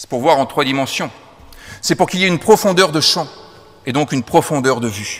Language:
French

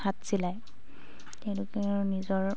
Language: Assamese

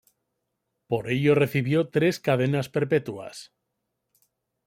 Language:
Spanish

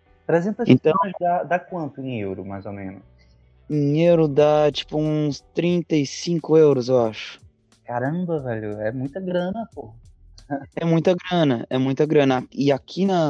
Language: Portuguese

